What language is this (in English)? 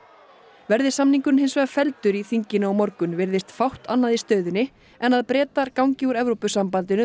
Icelandic